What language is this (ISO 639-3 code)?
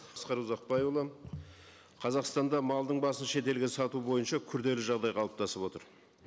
kaz